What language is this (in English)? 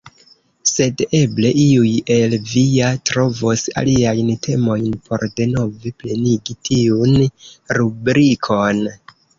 Esperanto